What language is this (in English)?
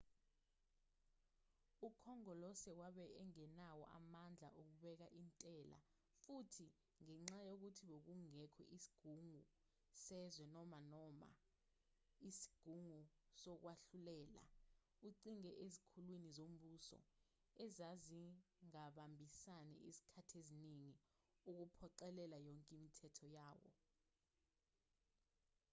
Zulu